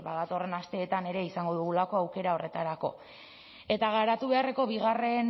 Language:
Basque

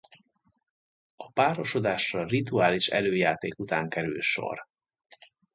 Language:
Hungarian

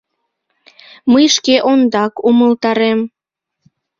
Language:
Mari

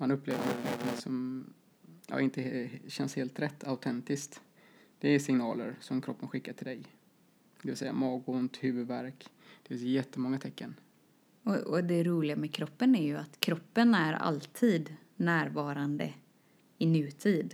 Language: Swedish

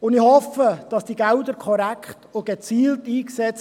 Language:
Swiss German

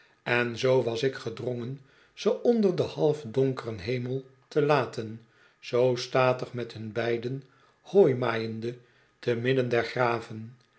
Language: Dutch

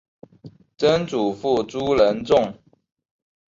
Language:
Chinese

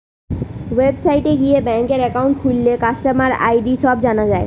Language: Bangla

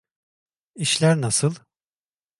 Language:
Turkish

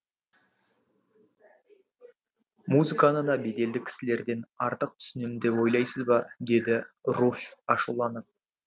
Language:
Kazakh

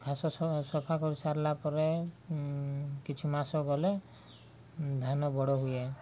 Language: Odia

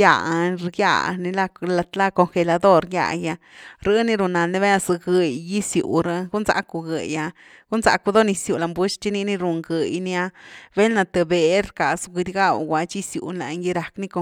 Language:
Güilá Zapotec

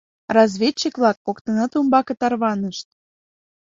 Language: Mari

